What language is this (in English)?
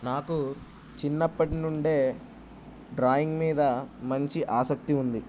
Telugu